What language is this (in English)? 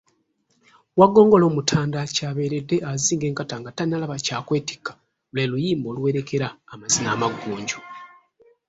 Ganda